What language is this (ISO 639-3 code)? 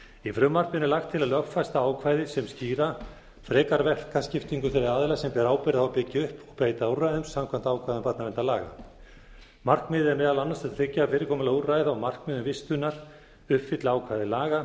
isl